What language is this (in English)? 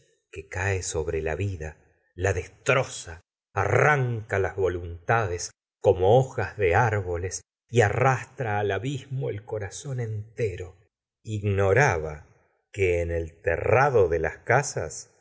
Spanish